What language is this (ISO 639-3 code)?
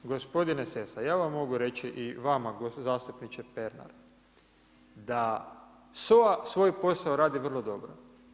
hrv